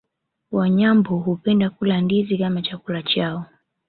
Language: Swahili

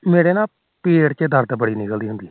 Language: Punjabi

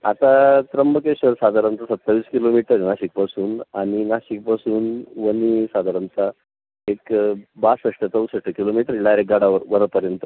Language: Marathi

